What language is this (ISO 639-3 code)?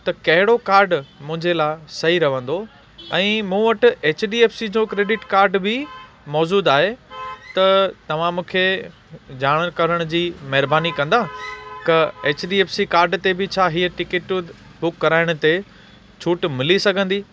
snd